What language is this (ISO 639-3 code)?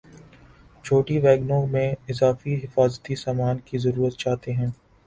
urd